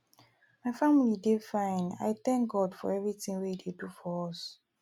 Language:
Nigerian Pidgin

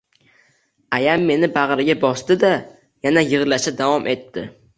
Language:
Uzbek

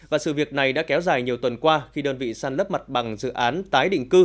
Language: Vietnamese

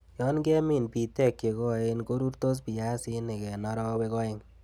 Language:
Kalenjin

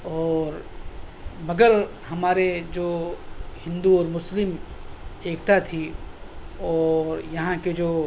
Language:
Urdu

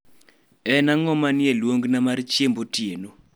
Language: Luo (Kenya and Tanzania)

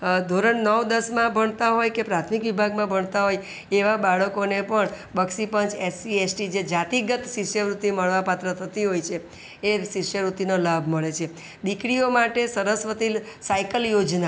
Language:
Gujarati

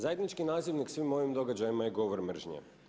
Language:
Croatian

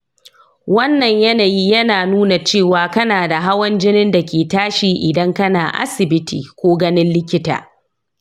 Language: Hausa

